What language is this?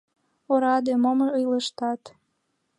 Mari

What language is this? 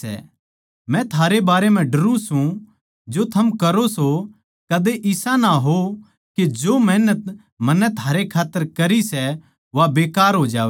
Haryanvi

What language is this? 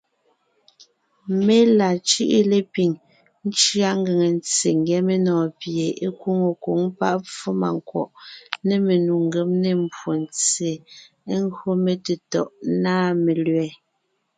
Ngiemboon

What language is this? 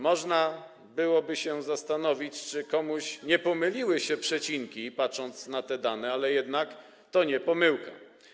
Polish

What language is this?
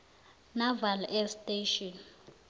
South Ndebele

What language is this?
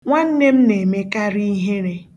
Igbo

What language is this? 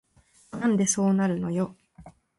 Japanese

